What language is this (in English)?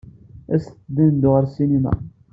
Kabyle